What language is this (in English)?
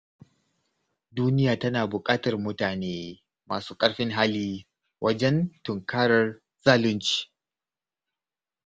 Hausa